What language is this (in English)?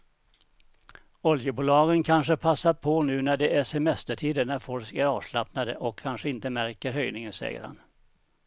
Swedish